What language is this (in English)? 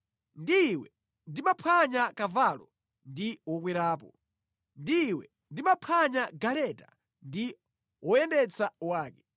Nyanja